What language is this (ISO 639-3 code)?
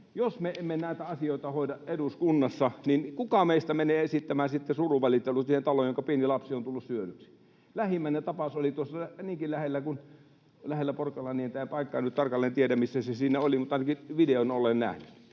fin